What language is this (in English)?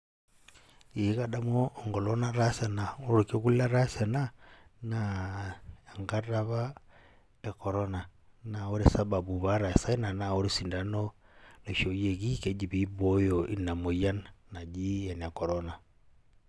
Masai